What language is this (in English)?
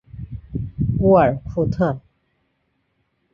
Chinese